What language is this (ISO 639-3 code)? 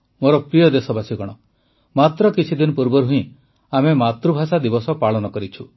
ori